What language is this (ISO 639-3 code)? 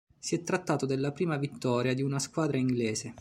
ita